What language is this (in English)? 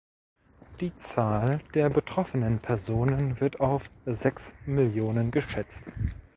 German